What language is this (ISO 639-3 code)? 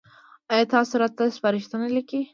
pus